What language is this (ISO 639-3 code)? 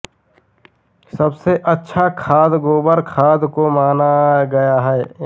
hin